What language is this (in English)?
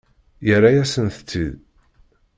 Kabyle